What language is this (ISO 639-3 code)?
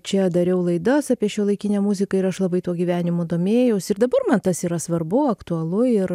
lit